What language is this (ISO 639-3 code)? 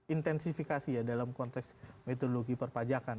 ind